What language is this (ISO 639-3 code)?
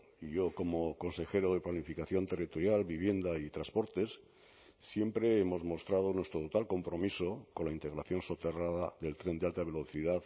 spa